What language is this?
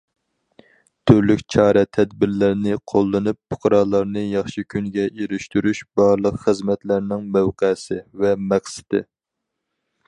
Uyghur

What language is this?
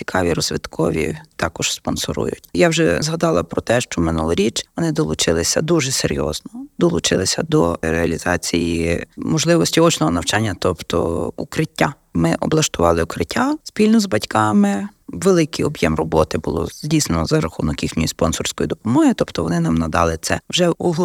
Ukrainian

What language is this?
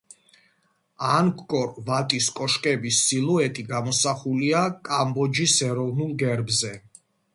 Georgian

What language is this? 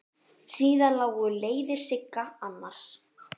Icelandic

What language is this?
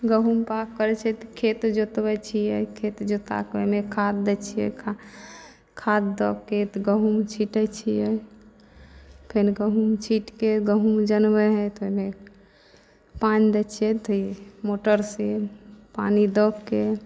Maithili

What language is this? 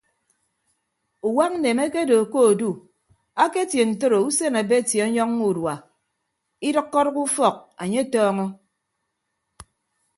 Ibibio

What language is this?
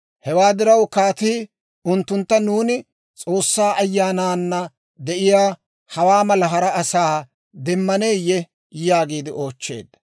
Dawro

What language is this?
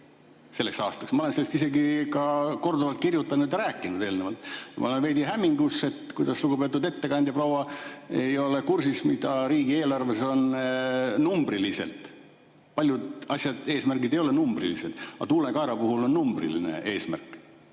Estonian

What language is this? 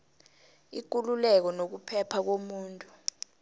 South Ndebele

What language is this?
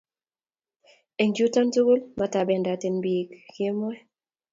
Kalenjin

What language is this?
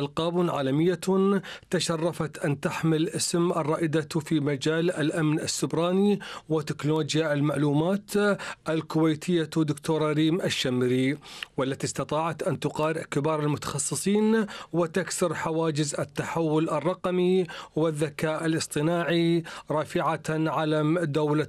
Arabic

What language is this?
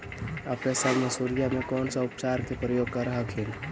Magahi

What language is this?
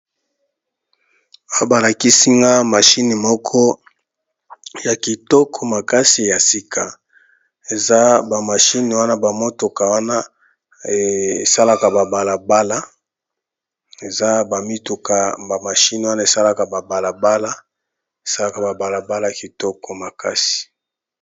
Lingala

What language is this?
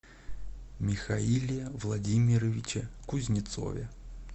Russian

